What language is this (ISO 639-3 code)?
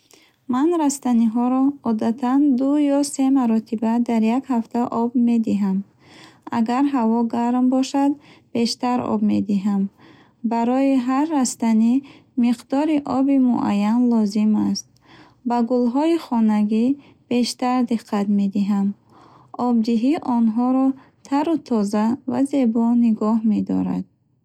bhh